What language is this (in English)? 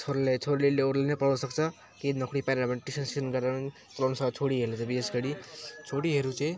Nepali